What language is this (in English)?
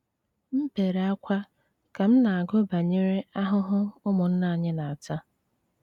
Igbo